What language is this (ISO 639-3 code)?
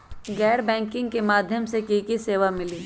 mag